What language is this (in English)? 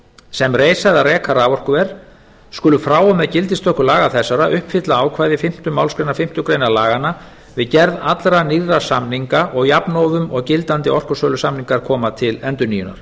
Icelandic